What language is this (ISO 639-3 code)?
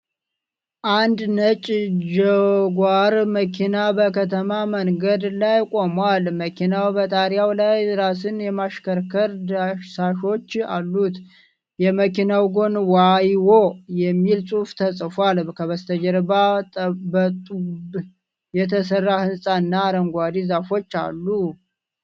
amh